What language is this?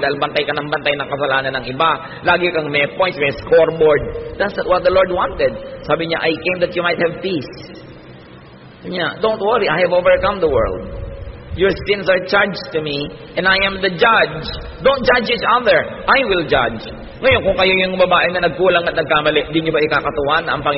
Filipino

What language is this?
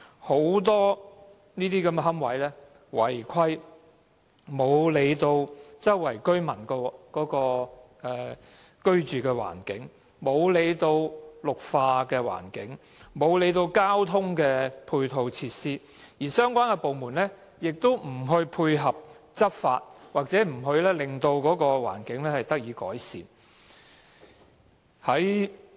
Cantonese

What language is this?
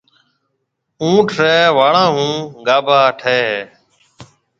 Marwari (Pakistan)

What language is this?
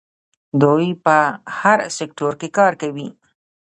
Pashto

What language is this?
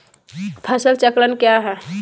Magahi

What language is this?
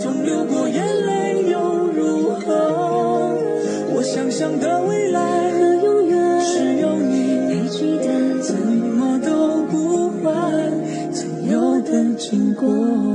Chinese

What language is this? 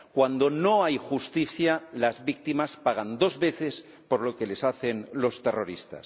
Spanish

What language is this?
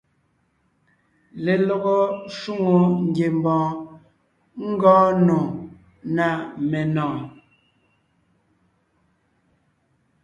Ngiemboon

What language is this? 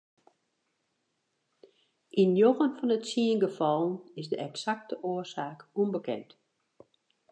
Western Frisian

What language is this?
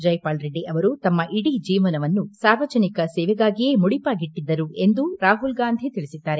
Kannada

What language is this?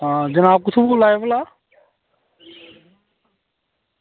Dogri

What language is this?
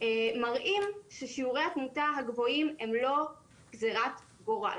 Hebrew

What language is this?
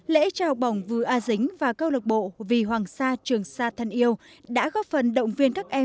Vietnamese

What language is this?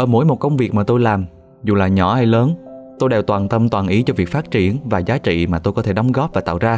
Vietnamese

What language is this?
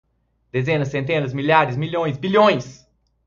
Portuguese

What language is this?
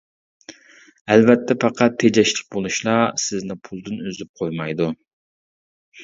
Uyghur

